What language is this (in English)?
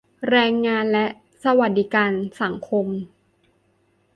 Thai